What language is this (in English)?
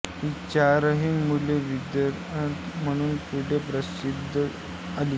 Marathi